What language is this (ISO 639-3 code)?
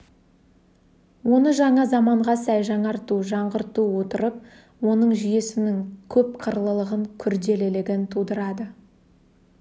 kaz